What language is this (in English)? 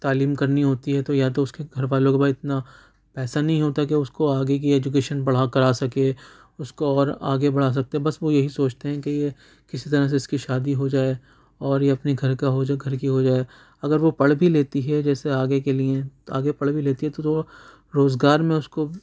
Urdu